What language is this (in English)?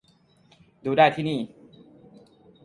Thai